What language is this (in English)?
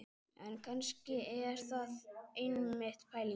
Icelandic